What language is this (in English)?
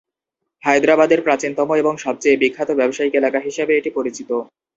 Bangla